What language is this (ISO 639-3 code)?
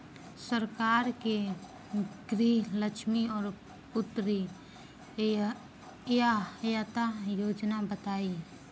bho